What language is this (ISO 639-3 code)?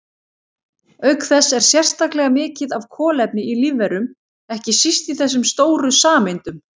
isl